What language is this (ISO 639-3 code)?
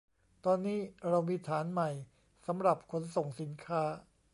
tha